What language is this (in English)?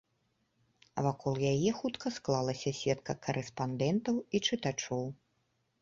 Belarusian